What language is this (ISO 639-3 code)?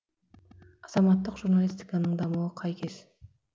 kaz